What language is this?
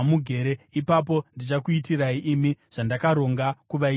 Shona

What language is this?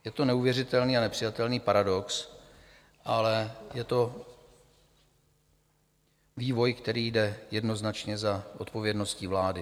Czech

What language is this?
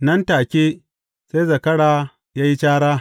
Hausa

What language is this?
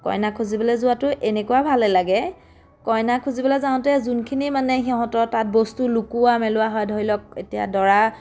Assamese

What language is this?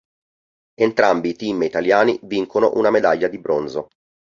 Italian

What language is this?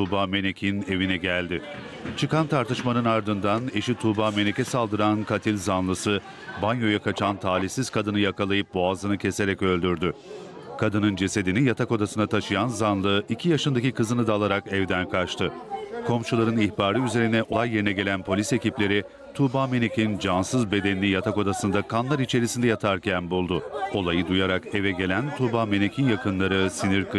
Turkish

